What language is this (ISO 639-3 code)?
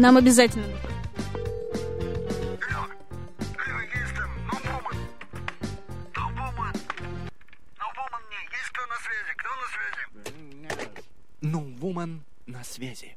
rus